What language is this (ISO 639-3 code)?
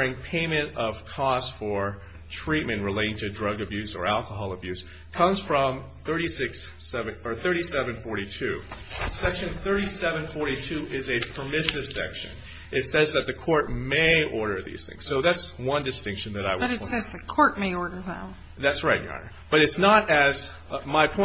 eng